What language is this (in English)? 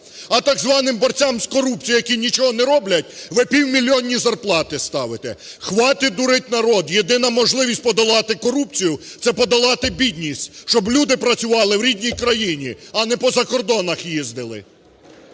Ukrainian